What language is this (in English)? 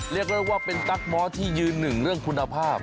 Thai